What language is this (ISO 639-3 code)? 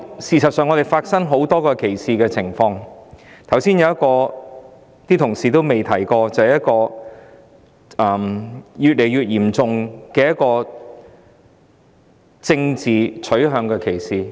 yue